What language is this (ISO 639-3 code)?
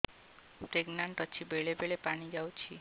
ori